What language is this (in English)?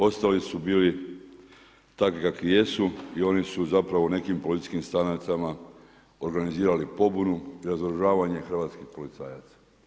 Croatian